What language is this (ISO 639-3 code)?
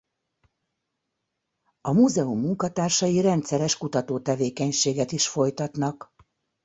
hun